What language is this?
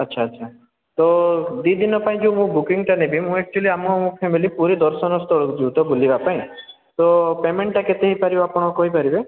Odia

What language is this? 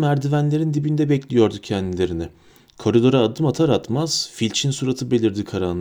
Turkish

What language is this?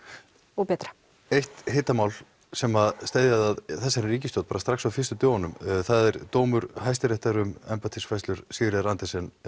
Icelandic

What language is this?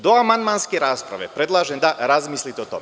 Serbian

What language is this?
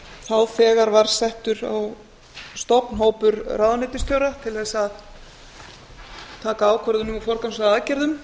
Icelandic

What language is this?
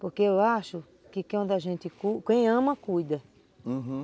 Portuguese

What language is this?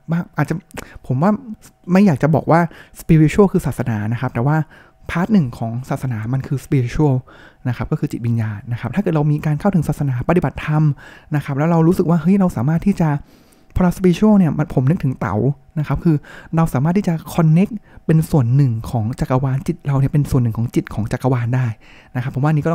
Thai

